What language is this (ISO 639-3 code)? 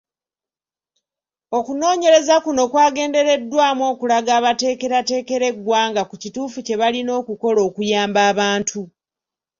lug